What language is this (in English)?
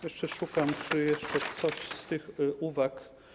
Polish